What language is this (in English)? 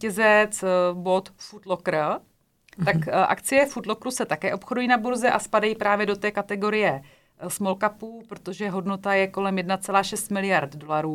Czech